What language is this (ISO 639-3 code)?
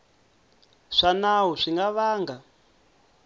tso